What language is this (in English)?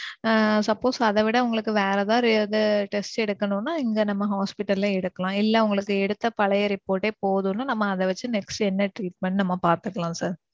Tamil